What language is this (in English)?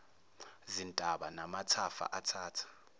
Zulu